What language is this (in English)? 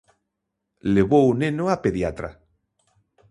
Galician